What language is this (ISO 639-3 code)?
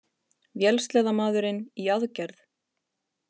isl